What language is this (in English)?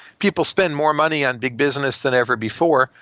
English